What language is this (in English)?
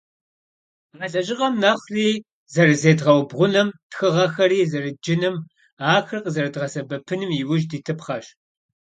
Kabardian